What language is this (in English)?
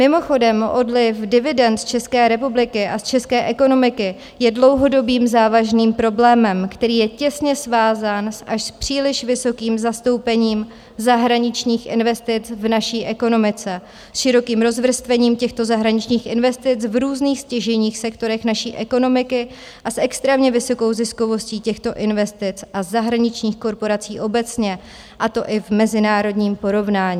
Czech